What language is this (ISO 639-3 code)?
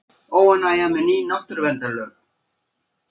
isl